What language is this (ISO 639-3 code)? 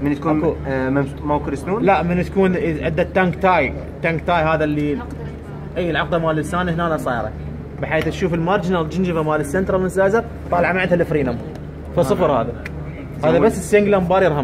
ara